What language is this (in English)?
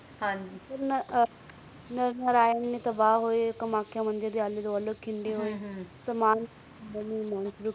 Punjabi